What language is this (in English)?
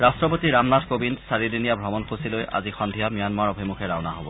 Assamese